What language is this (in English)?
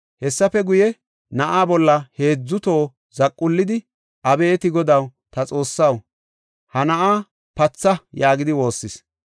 Gofa